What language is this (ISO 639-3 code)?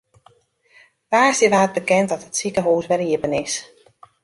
fry